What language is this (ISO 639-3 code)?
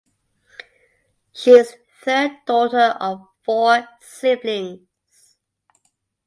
eng